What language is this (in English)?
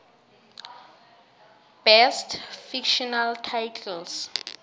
South Ndebele